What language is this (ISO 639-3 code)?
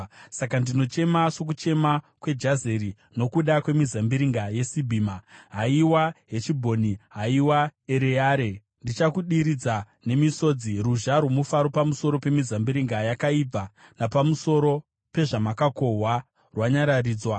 sna